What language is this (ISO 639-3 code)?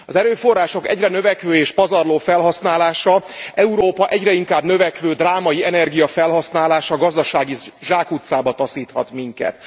hun